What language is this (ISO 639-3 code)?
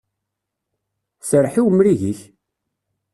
kab